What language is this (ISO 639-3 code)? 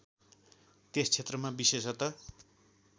nep